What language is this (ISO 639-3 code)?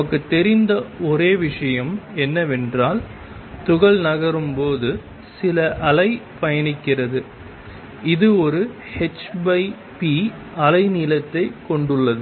tam